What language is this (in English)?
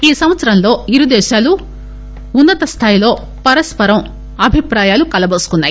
Telugu